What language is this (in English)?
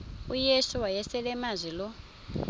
Xhosa